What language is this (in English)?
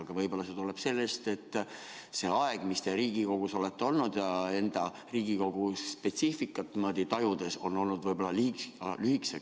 Estonian